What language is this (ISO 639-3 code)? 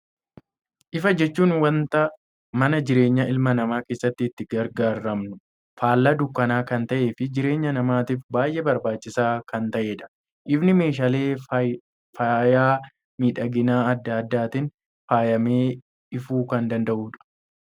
orm